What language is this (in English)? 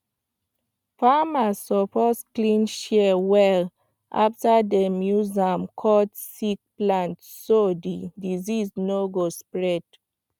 Nigerian Pidgin